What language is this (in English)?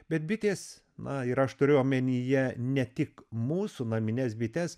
Lithuanian